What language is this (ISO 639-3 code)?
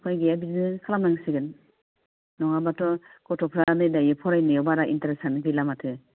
brx